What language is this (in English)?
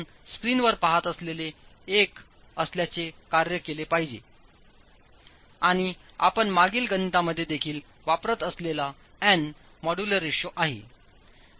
Marathi